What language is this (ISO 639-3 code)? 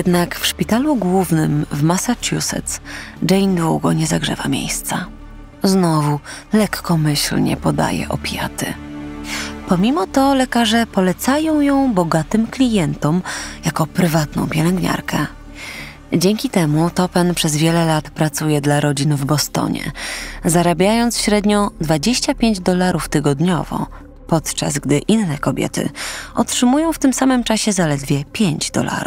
pol